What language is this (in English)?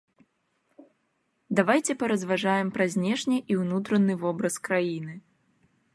Belarusian